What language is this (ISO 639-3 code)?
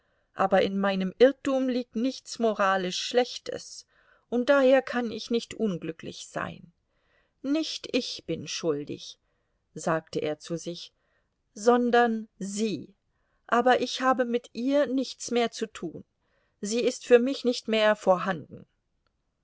deu